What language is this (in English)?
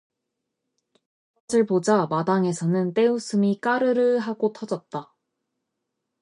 Korean